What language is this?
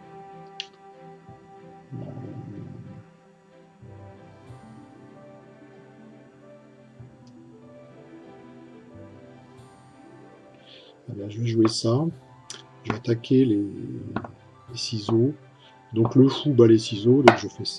French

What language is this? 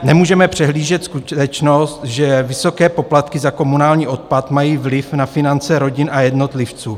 Czech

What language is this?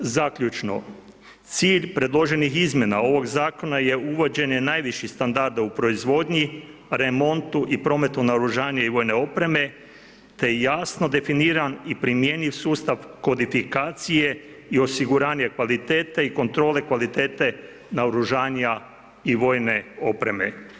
Croatian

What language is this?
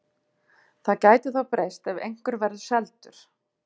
Icelandic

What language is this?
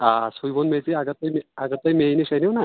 Kashmiri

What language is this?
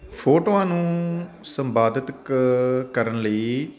Punjabi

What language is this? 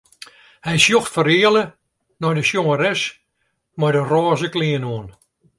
Western Frisian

